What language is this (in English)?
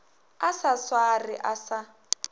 Northern Sotho